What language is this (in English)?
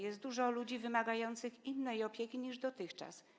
Polish